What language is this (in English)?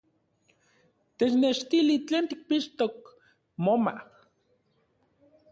Central Puebla Nahuatl